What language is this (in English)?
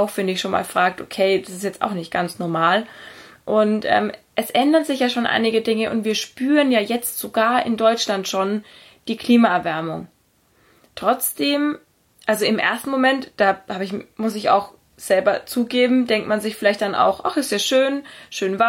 German